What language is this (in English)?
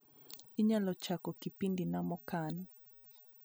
Luo (Kenya and Tanzania)